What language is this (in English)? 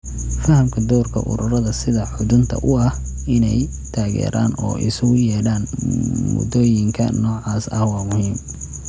Somali